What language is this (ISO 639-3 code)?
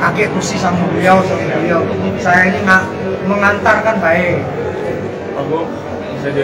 ind